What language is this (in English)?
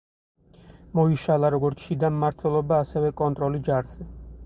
Georgian